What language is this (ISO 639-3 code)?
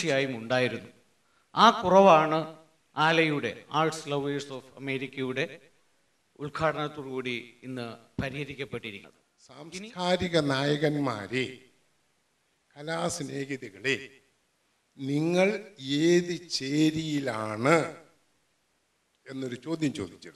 hin